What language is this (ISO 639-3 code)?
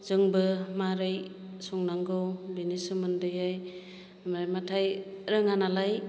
brx